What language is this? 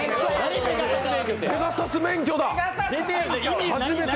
Japanese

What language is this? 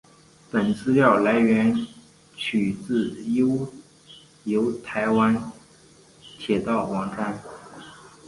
Chinese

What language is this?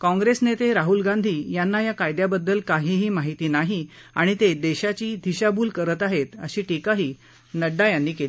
Marathi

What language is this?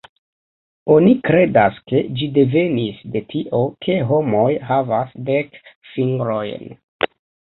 Esperanto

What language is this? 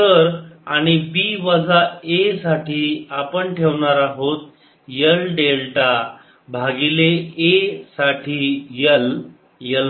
Marathi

